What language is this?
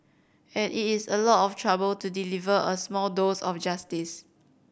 English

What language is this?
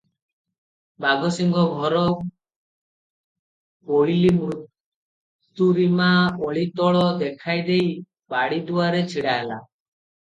Odia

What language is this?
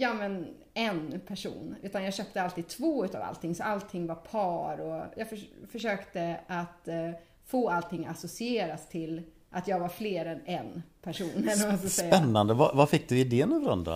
Swedish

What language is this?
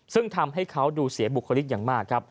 Thai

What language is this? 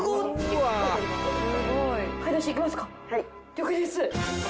Japanese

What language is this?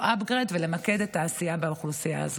Hebrew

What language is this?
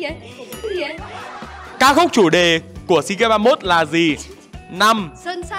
Vietnamese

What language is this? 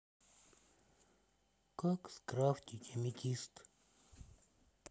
Russian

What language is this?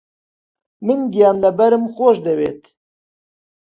Central Kurdish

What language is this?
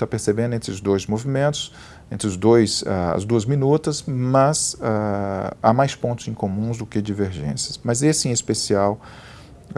Portuguese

